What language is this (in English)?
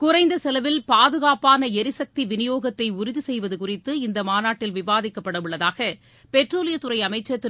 Tamil